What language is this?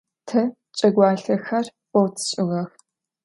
Adyghe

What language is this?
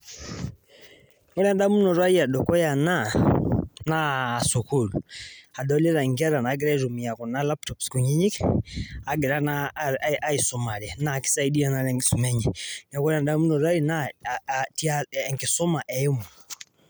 Masai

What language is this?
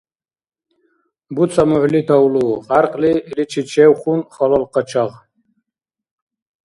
Dargwa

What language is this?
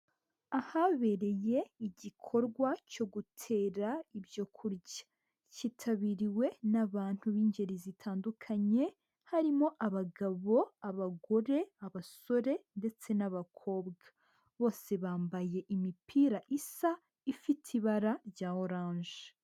Kinyarwanda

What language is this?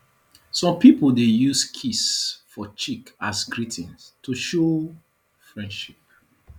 Nigerian Pidgin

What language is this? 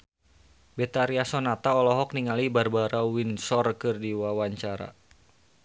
Sundanese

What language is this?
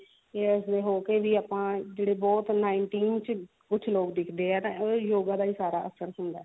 Punjabi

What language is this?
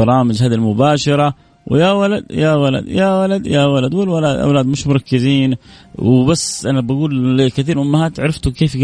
Arabic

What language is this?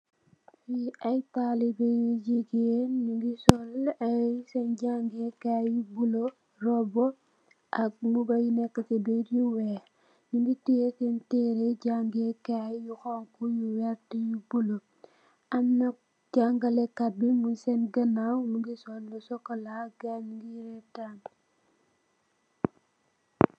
Wolof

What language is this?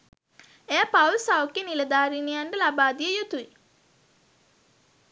Sinhala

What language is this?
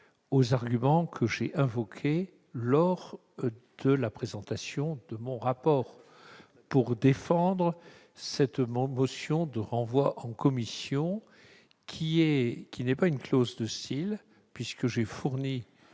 French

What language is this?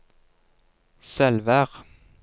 Norwegian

